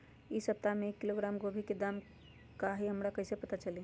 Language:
Magahi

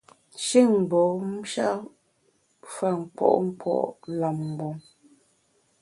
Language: Bamun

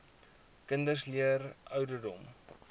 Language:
Afrikaans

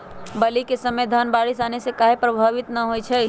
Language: Magahi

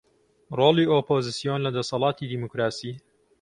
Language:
Central Kurdish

